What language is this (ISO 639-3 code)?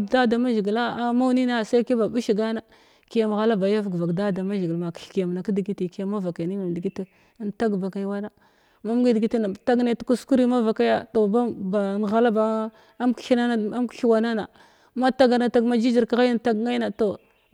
glw